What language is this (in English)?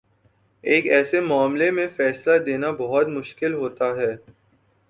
Urdu